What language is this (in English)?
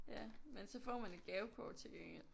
Danish